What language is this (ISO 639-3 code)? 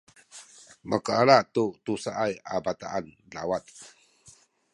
szy